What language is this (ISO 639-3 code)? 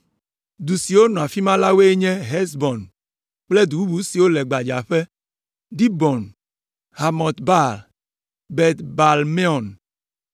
ewe